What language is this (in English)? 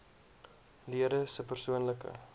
Afrikaans